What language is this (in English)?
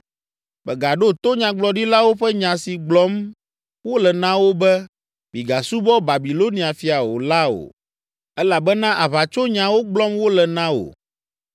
Ewe